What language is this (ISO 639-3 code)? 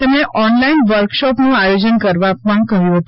guj